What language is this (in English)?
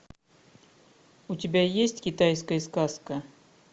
Russian